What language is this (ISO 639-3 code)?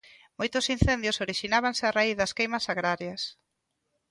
glg